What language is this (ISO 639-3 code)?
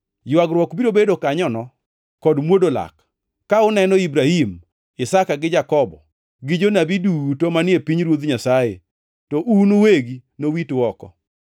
luo